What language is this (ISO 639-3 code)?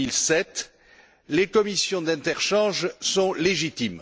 fra